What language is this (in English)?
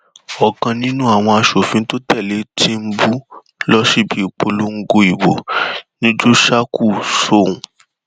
Yoruba